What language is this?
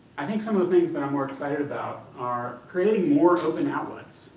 English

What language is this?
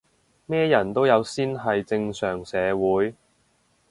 Cantonese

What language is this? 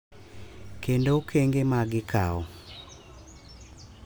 Luo (Kenya and Tanzania)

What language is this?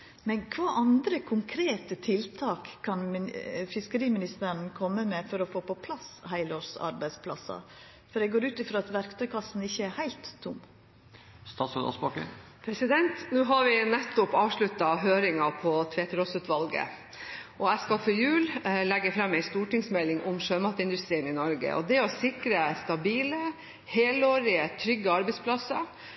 Norwegian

